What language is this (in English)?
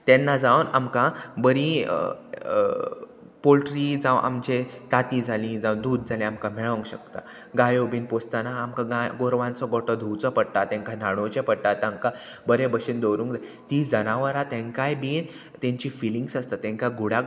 Konkani